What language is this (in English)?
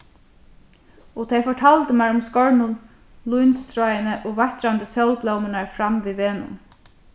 Faroese